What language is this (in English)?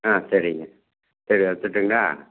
Tamil